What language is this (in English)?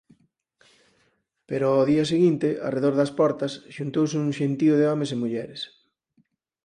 Galician